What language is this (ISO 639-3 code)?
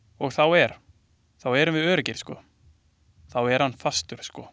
isl